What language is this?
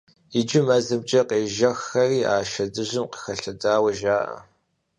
Kabardian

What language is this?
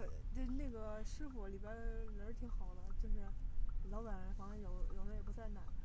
Chinese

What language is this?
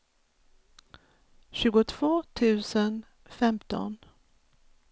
Swedish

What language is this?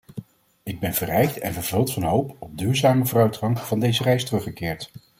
Dutch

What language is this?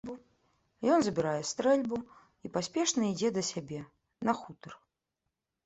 Belarusian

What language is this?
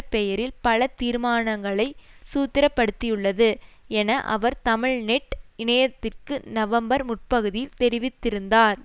Tamil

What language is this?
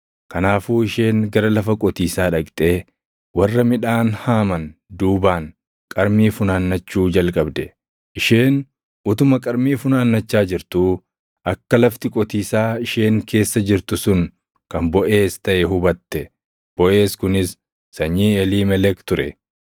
Oromo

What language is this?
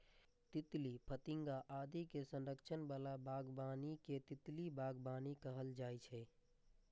Maithili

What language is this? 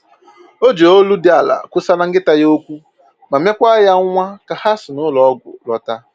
Igbo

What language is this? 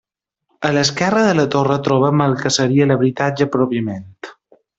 Catalan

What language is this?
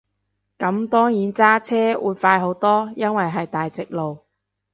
Cantonese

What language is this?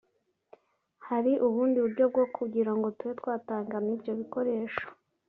Kinyarwanda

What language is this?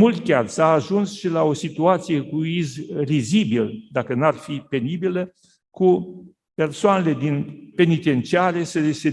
Romanian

